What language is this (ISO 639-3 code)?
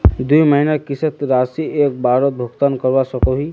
mag